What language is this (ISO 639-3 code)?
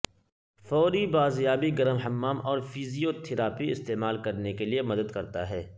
urd